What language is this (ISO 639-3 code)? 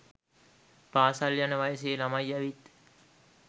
sin